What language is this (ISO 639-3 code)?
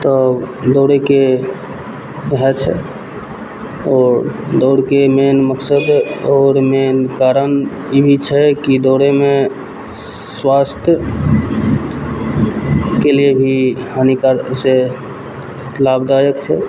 mai